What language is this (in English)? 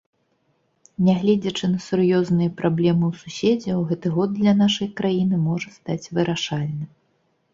Belarusian